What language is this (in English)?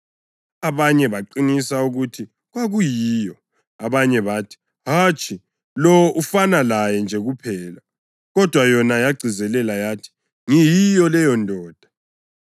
North Ndebele